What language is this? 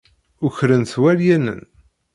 Kabyle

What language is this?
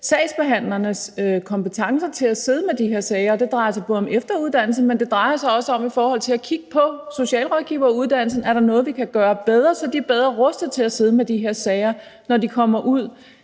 Danish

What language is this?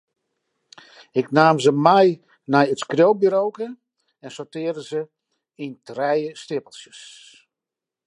Western Frisian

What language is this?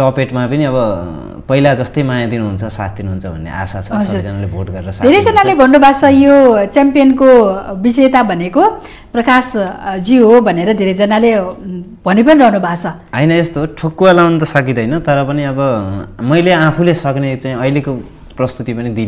Indonesian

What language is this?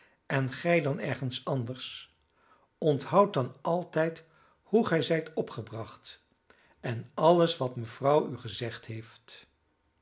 Dutch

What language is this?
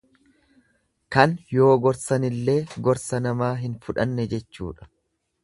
Oromo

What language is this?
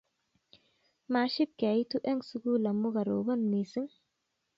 Kalenjin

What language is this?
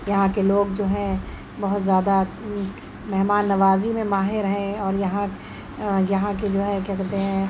Urdu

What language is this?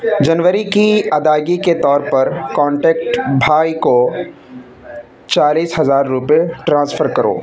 Urdu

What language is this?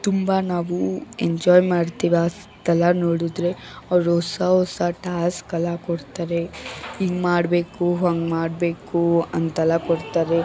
Kannada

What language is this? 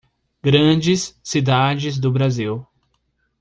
Portuguese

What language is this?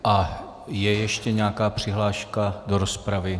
Czech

